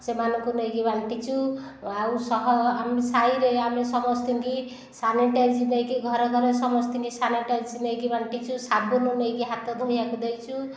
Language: Odia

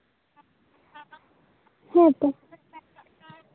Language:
Santali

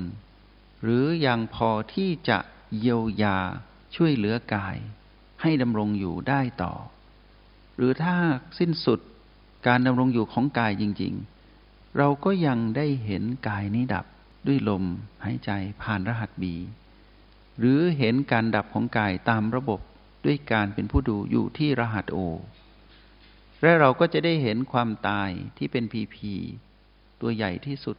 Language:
Thai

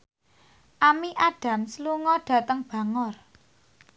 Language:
Javanese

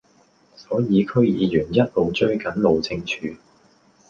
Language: Cantonese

